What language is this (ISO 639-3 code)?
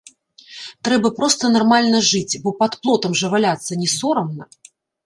bel